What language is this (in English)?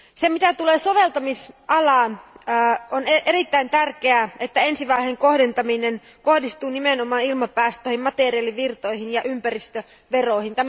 Finnish